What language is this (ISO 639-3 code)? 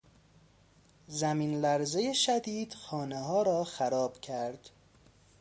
fas